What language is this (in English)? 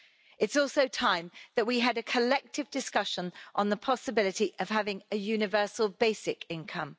English